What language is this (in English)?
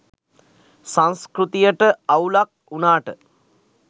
Sinhala